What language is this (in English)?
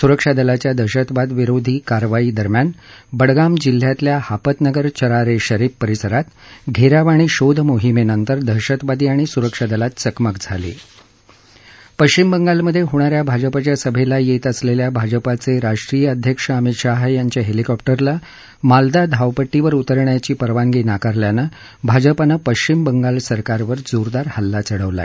Marathi